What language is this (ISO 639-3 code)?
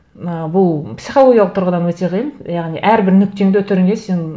kaz